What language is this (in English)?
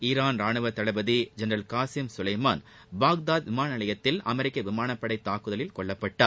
Tamil